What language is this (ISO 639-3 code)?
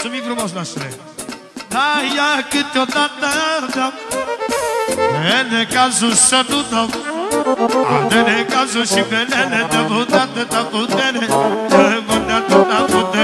ron